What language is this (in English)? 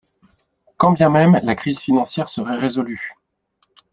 French